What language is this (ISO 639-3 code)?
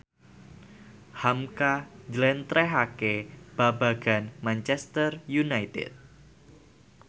jav